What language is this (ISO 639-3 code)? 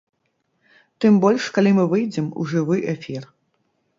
bel